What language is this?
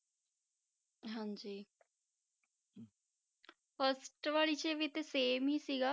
Punjabi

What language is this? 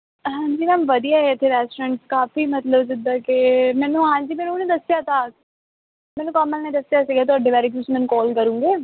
Punjabi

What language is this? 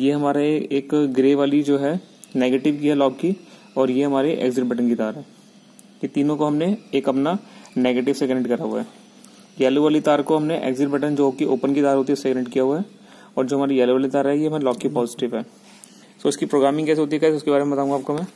Hindi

